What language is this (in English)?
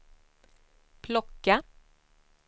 Swedish